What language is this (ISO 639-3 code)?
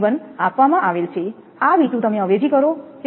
guj